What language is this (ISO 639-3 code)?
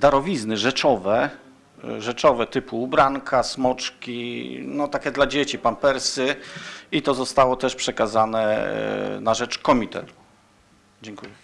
pol